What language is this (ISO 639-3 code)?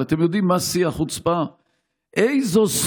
heb